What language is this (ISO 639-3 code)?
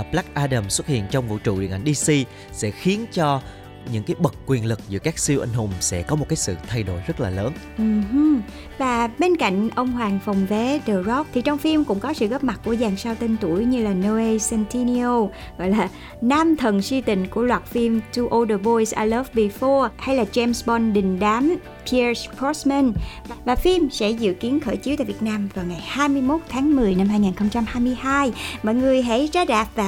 vie